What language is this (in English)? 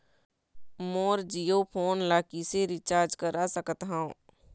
Chhattisgarhi